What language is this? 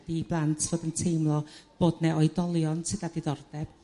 Welsh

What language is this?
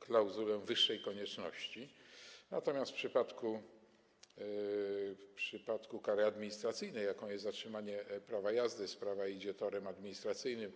Polish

